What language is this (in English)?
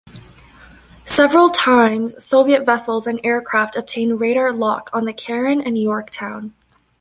English